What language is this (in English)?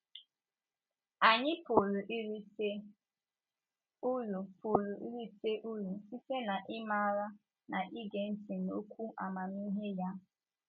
Igbo